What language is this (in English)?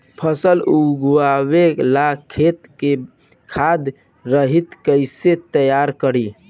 Bhojpuri